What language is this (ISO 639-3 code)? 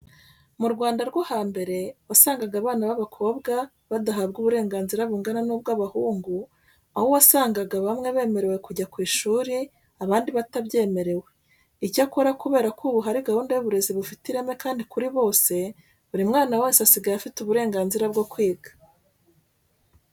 kin